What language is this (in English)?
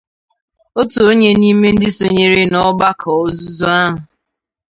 Igbo